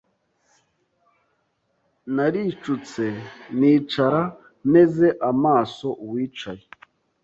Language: Kinyarwanda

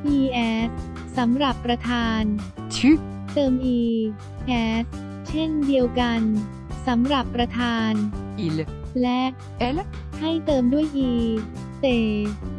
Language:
Thai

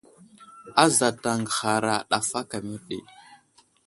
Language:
Wuzlam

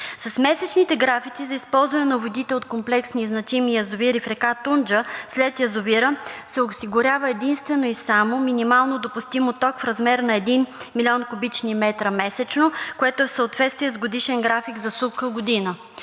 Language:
Bulgarian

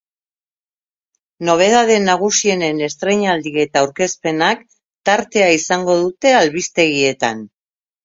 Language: Basque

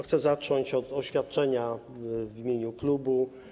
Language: Polish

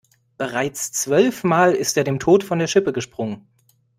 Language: German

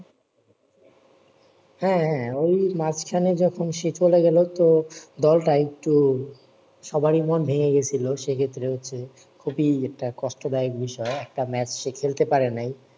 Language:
Bangla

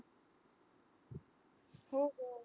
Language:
Marathi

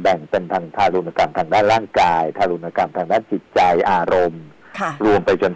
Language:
Thai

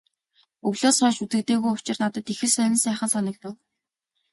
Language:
Mongolian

